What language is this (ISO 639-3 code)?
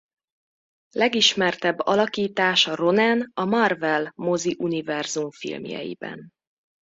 hun